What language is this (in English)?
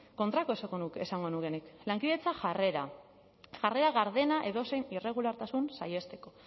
Basque